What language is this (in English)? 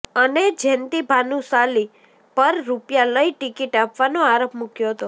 Gujarati